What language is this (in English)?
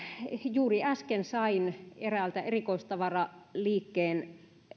Finnish